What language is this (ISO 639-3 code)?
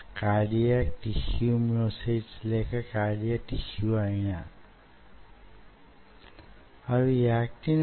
tel